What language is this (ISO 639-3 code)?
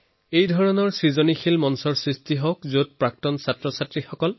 asm